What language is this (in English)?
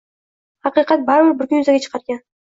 Uzbek